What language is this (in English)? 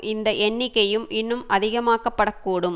Tamil